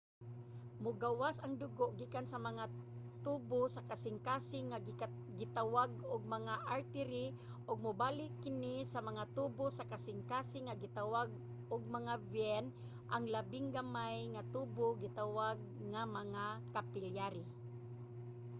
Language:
Cebuano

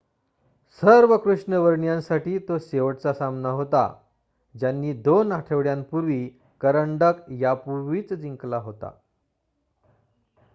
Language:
Marathi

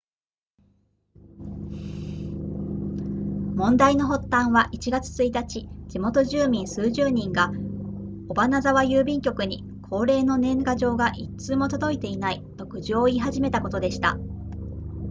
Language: Japanese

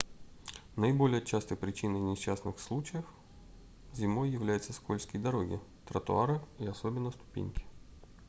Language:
Russian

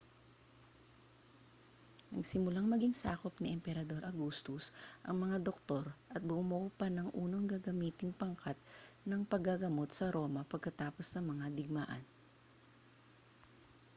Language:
Filipino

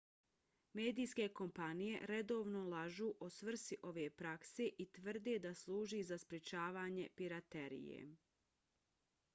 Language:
Bosnian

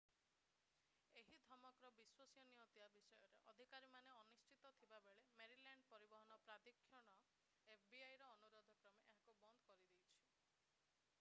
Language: Odia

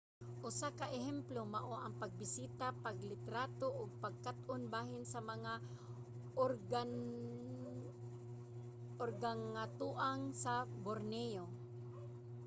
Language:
Cebuano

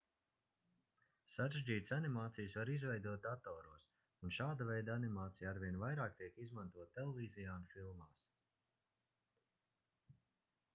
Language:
Latvian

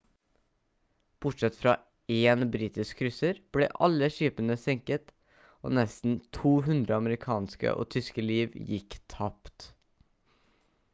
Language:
Norwegian Bokmål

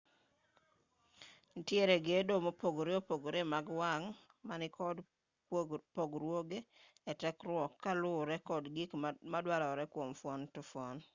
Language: Luo (Kenya and Tanzania)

